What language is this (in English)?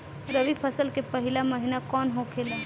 Bhojpuri